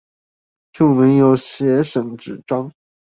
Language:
Chinese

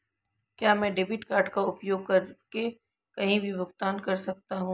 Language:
Hindi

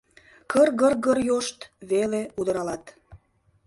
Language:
Mari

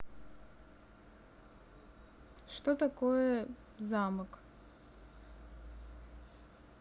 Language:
Russian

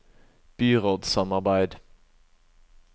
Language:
Norwegian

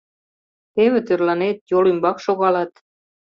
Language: Mari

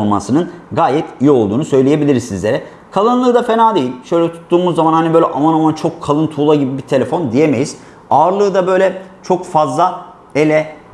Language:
Turkish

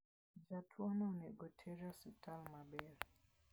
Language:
Luo (Kenya and Tanzania)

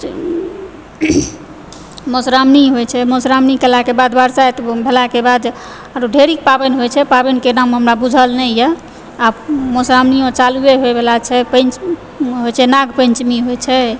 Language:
Maithili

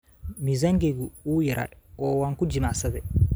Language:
Somali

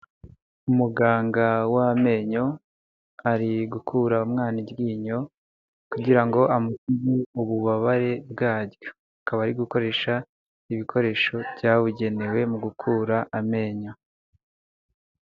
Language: Kinyarwanda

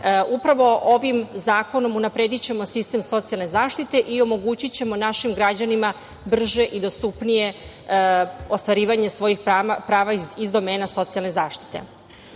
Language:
Serbian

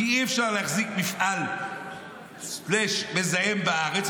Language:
Hebrew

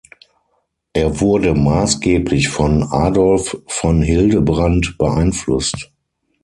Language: German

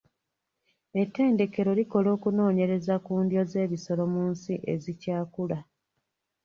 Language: Ganda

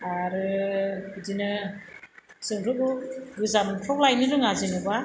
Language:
Bodo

